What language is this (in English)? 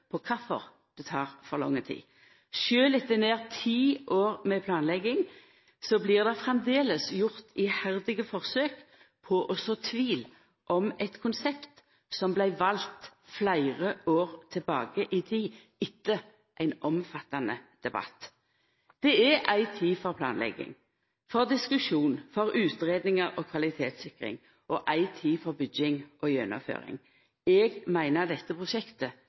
Norwegian Nynorsk